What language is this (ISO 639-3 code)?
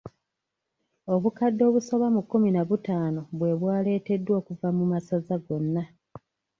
lug